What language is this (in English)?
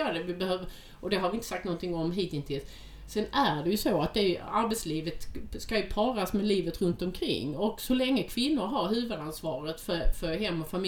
Swedish